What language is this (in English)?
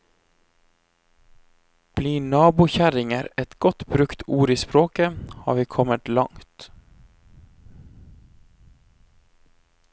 Norwegian